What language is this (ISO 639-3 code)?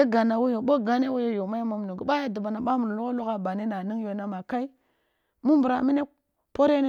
bbu